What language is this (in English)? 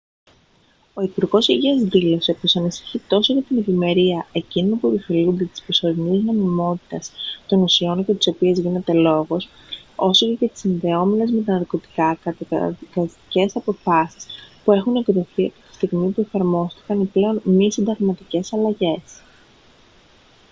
Greek